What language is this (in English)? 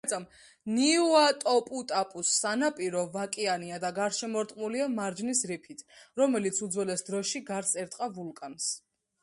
Georgian